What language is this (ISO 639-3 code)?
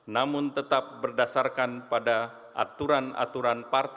ind